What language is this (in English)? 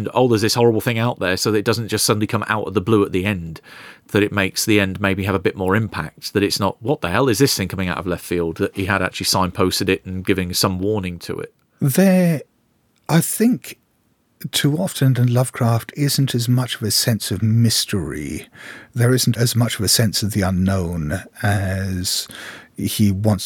English